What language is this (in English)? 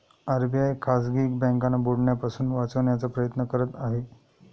Marathi